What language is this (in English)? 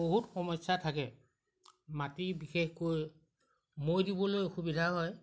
Assamese